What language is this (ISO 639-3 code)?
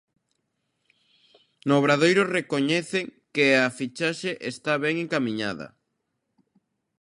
glg